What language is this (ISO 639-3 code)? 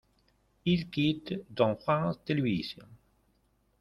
fra